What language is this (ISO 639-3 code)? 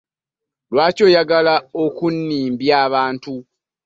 lug